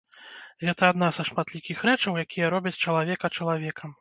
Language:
Belarusian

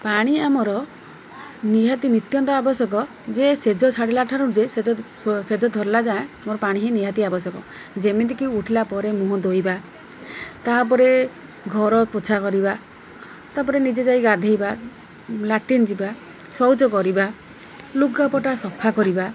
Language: Odia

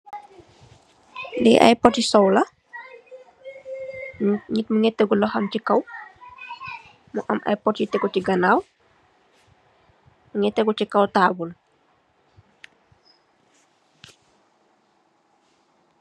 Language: Wolof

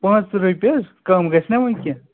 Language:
Kashmiri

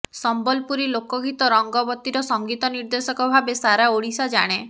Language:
Odia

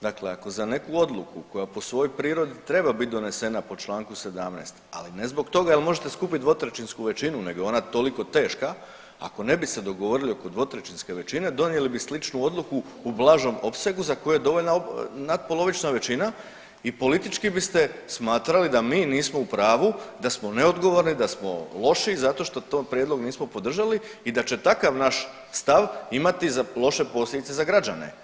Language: Croatian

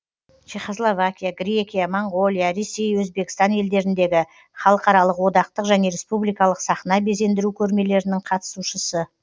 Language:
Kazakh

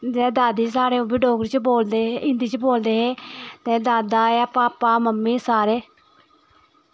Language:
Dogri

